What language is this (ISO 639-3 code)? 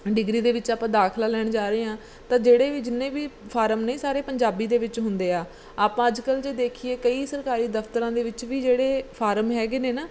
pan